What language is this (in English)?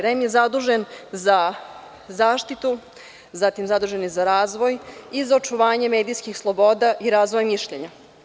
Serbian